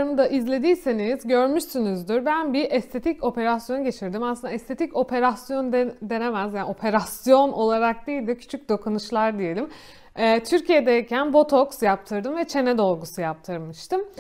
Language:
Turkish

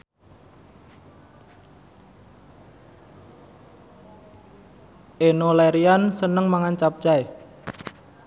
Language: Javanese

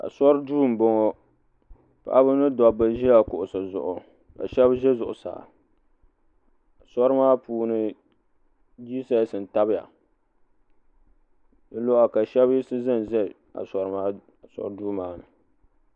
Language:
Dagbani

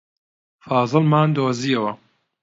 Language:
Central Kurdish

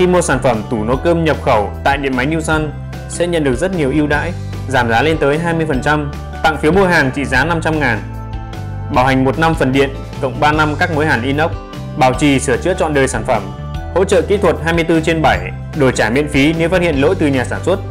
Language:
Vietnamese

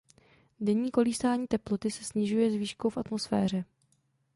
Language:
Czech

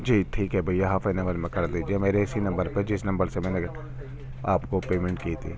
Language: Urdu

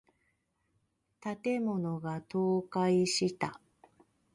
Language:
Japanese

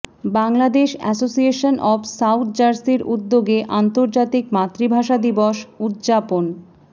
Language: Bangla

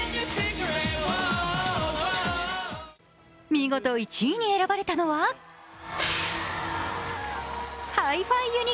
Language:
Japanese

